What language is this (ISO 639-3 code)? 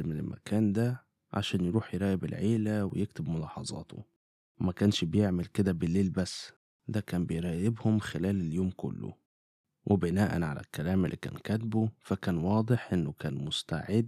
ara